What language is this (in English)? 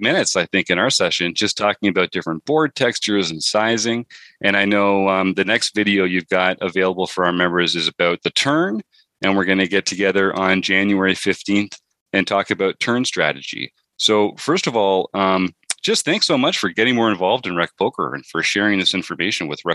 English